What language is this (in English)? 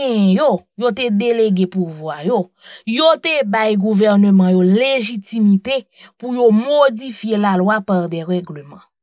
French